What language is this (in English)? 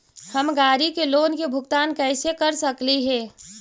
Magahi